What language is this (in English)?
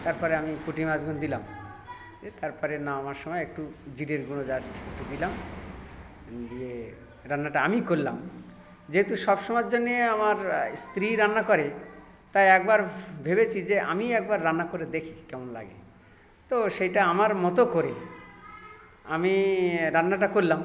Bangla